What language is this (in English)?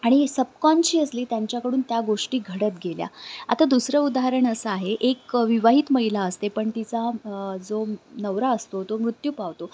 Marathi